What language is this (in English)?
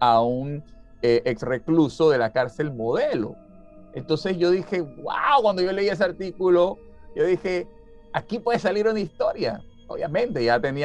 Spanish